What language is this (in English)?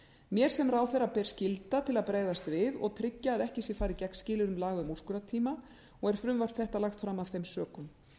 Icelandic